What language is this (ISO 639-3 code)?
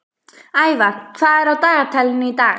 isl